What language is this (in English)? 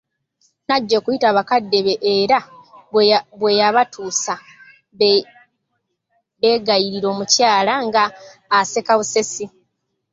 Ganda